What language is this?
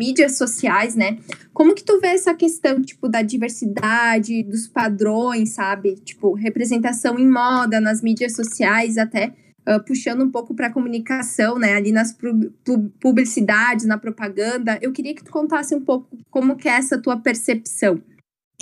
Portuguese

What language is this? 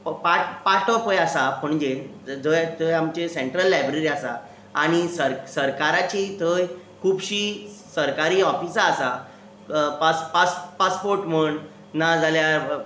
Konkani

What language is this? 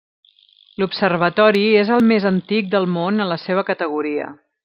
Catalan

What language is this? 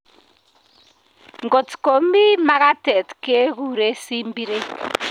Kalenjin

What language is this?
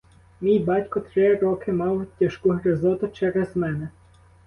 Ukrainian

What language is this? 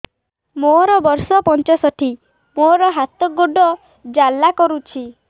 Odia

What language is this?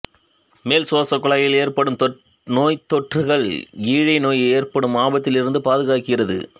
Tamil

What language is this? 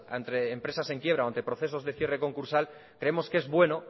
Spanish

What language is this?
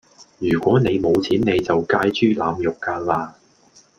Cantonese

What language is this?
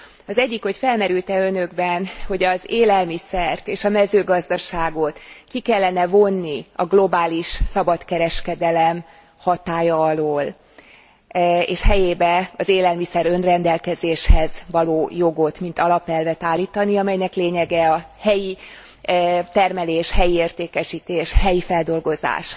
Hungarian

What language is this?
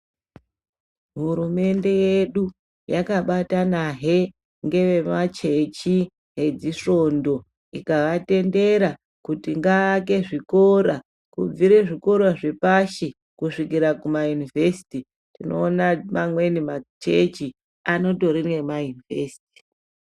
Ndau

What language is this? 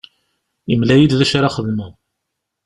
Kabyle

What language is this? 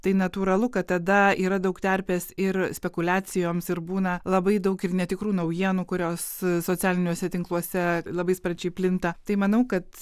Lithuanian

